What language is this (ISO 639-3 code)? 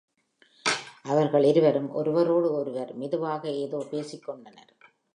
tam